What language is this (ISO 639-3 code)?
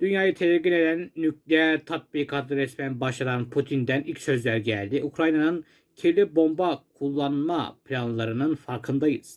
tur